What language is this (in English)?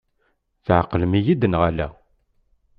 Kabyle